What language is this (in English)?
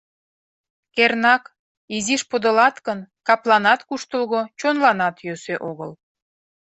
Mari